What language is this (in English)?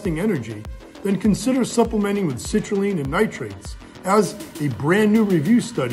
English